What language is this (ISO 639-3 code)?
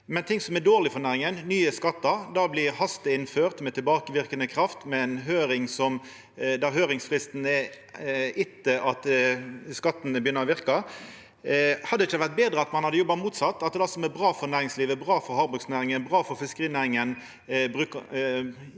nor